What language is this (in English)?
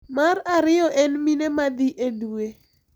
Luo (Kenya and Tanzania)